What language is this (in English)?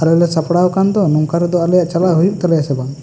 Santali